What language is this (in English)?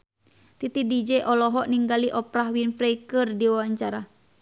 Sundanese